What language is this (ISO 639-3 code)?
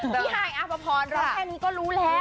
tha